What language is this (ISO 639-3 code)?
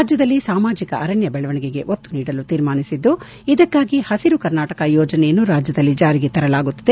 kan